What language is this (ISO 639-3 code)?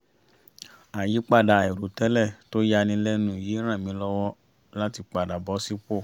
yor